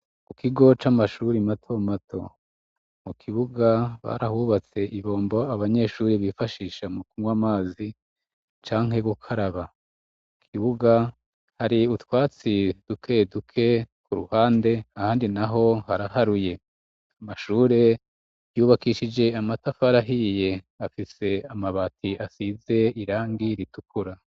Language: Rundi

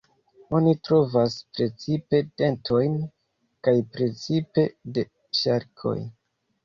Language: Esperanto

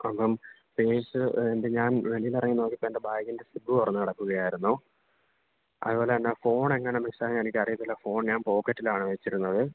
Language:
Malayalam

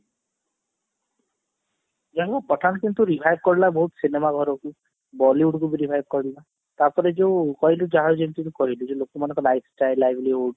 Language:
Odia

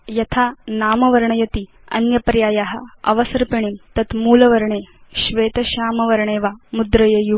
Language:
Sanskrit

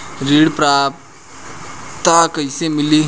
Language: Bhojpuri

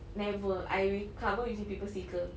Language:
English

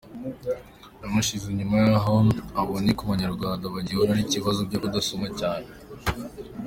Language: Kinyarwanda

